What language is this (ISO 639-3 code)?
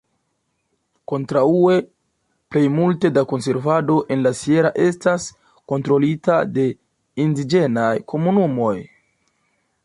epo